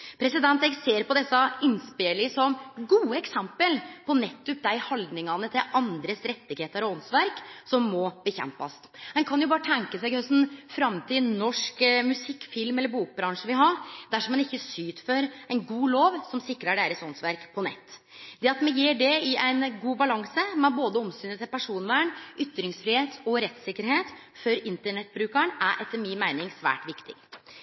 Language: Norwegian Nynorsk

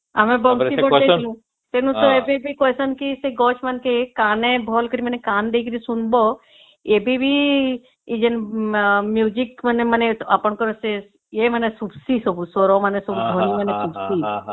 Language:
Odia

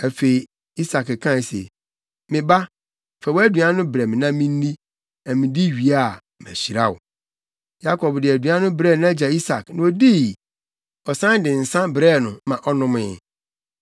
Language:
Akan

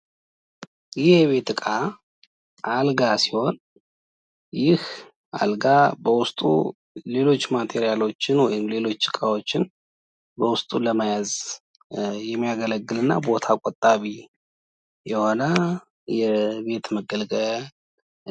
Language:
Amharic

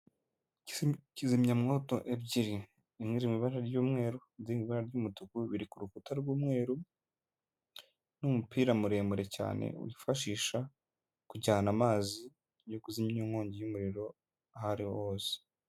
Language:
Kinyarwanda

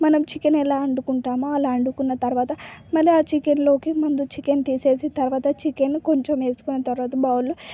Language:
Telugu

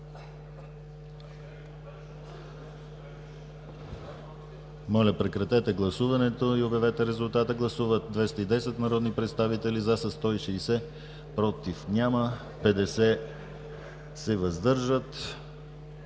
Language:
Bulgarian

